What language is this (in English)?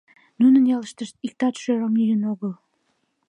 Mari